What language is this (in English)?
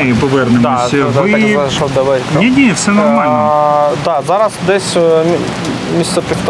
Ukrainian